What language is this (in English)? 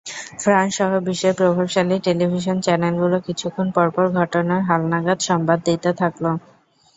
Bangla